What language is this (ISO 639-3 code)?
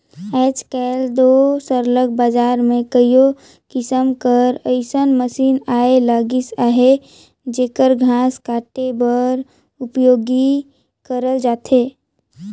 hne